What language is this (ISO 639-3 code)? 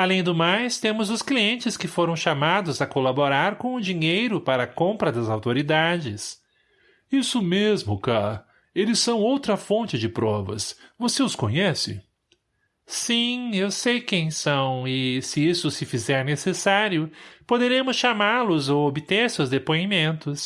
por